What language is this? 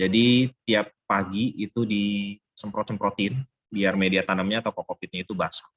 Indonesian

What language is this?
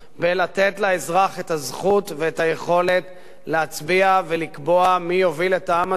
Hebrew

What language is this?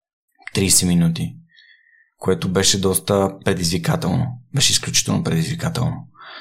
Bulgarian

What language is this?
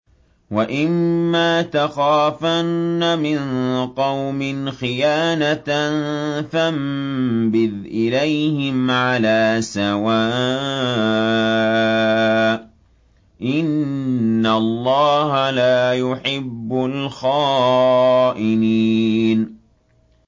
Arabic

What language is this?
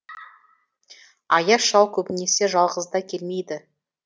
Kazakh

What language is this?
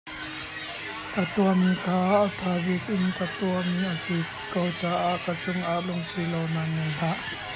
Hakha Chin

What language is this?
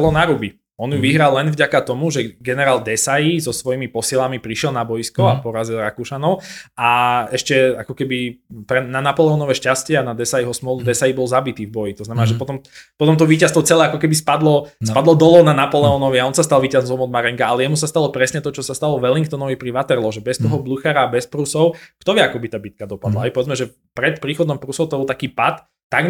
Slovak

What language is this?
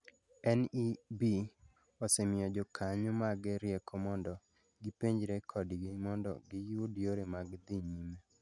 Luo (Kenya and Tanzania)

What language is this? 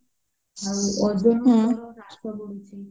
Odia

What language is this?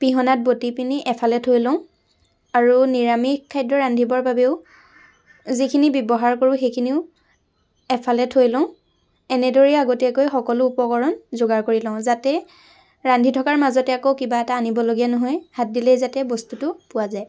Assamese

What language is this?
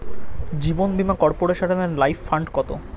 Bangla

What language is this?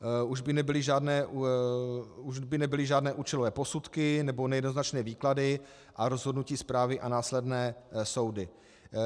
Czech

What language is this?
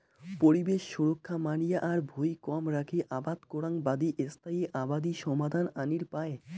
Bangla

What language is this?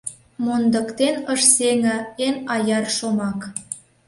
Mari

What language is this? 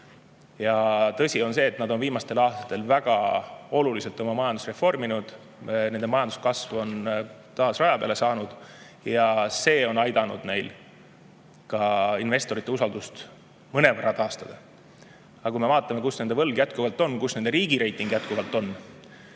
Estonian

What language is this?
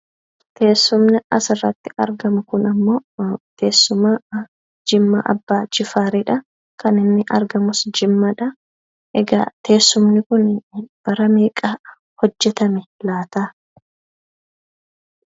Oromo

